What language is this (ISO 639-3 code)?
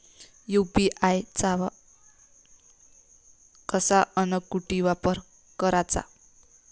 mar